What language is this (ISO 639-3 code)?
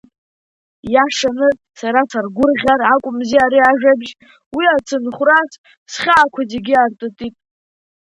abk